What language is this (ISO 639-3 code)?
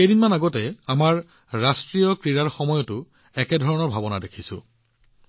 asm